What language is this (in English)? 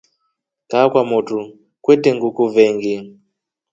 Rombo